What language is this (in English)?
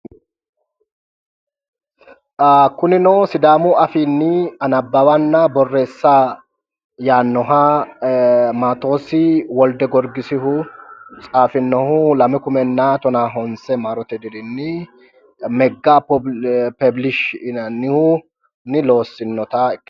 Sidamo